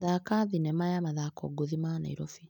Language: Kikuyu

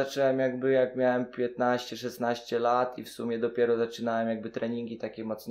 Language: Polish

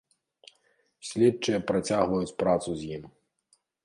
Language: Belarusian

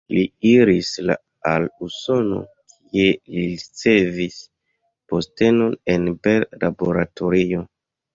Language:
Esperanto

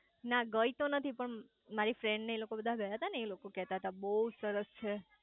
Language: Gujarati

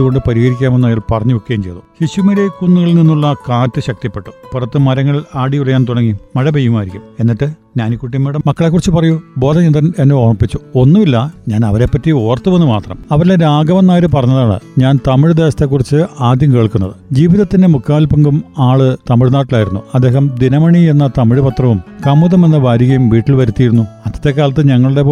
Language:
Malayalam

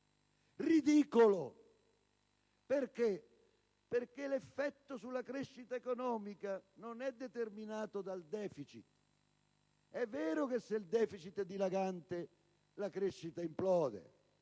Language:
Italian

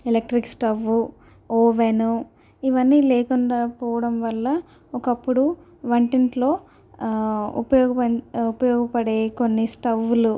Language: Telugu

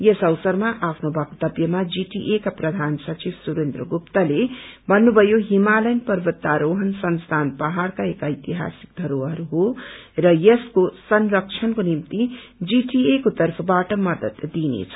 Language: Nepali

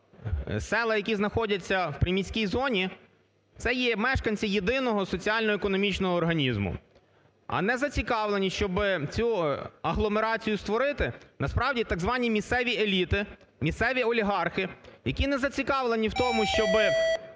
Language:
Ukrainian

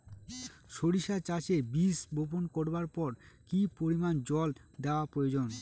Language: Bangla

